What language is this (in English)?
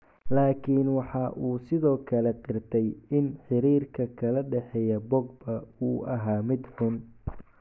Somali